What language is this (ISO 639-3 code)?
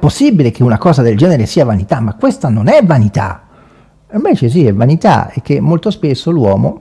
ita